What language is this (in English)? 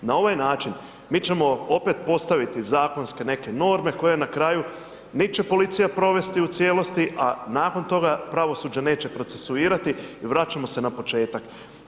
Croatian